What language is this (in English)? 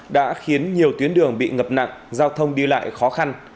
Vietnamese